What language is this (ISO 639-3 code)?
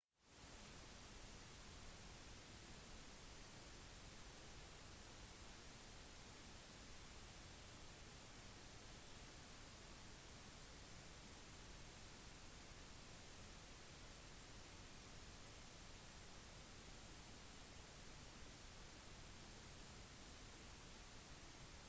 nob